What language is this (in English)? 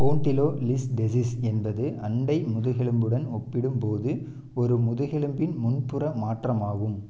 Tamil